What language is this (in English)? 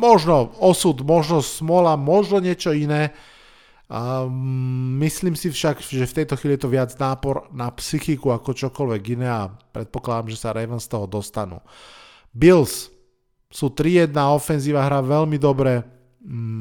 Slovak